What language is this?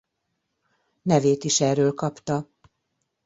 Hungarian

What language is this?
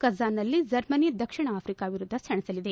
Kannada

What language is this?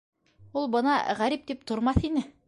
Bashkir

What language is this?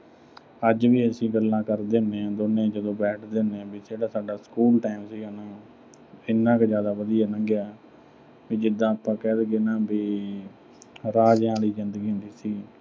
Punjabi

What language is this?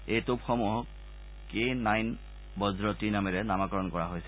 Assamese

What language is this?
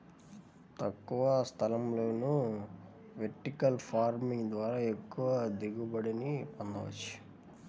Telugu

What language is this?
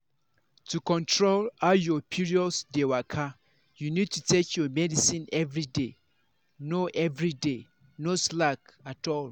Nigerian Pidgin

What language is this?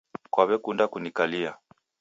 Taita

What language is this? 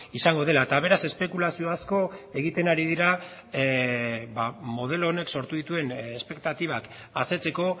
Basque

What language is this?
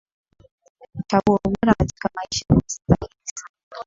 Swahili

